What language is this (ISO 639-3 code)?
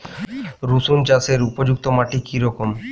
ben